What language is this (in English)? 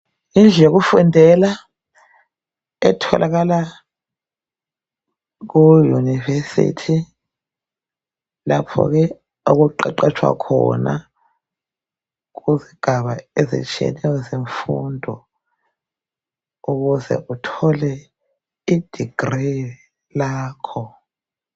North Ndebele